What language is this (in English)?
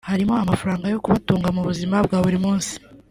Kinyarwanda